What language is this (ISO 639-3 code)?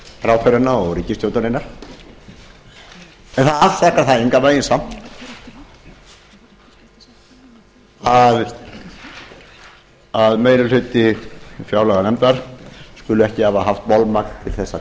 isl